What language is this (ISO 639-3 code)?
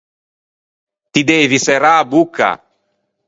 lij